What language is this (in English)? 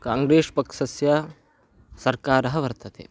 Sanskrit